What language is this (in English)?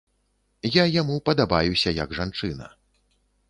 Belarusian